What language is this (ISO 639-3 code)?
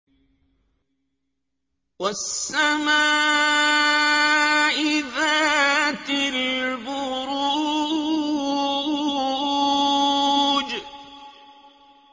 ara